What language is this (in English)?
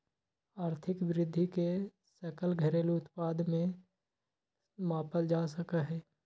Magahi